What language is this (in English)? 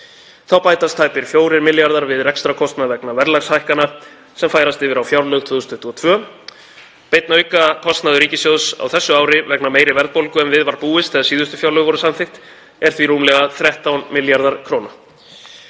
Icelandic